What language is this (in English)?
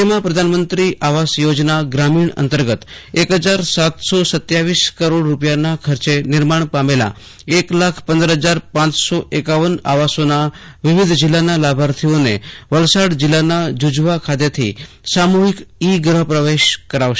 Gujarati